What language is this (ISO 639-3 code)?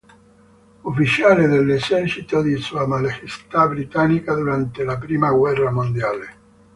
ita